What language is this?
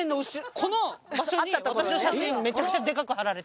Japanese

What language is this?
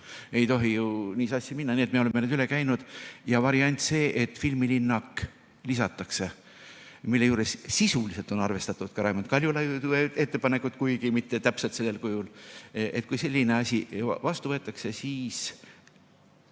Estonian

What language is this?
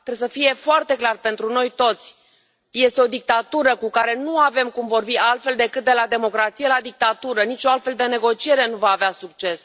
Romanian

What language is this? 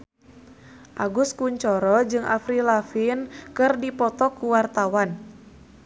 Sundanese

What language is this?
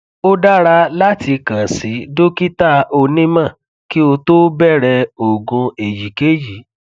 Yoruba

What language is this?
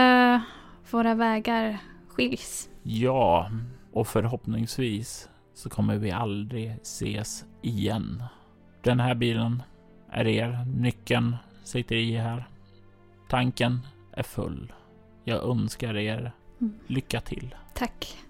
Swedish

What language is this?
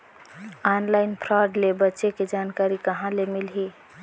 Chhattisgarhi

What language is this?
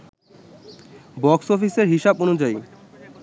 Bangla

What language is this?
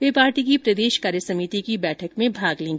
Hindi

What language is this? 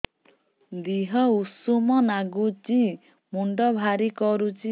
Odia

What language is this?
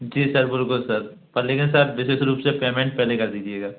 Hindi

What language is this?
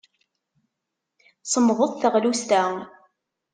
Kabyle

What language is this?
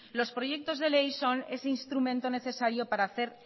Spanish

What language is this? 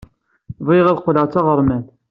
Kabyle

